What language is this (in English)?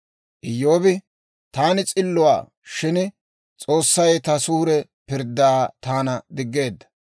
Dawro